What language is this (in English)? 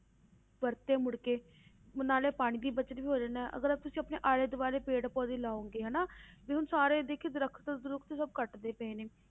Punjabi